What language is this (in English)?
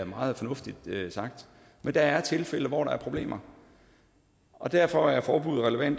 Danish